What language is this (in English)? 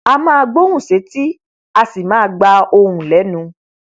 Yoruba